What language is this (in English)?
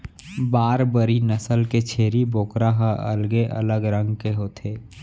Chhattisgarhi